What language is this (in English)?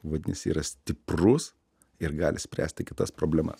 Lithuanian